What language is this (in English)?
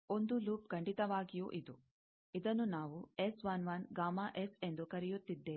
Kannada